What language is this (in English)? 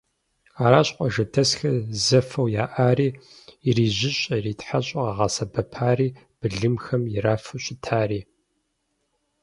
Kabardian